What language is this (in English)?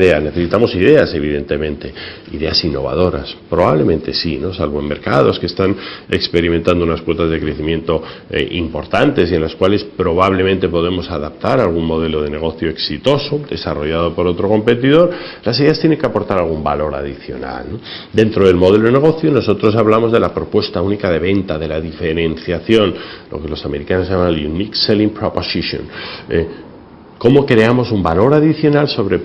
Spanish